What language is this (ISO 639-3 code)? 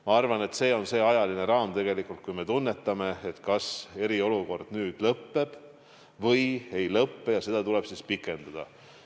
est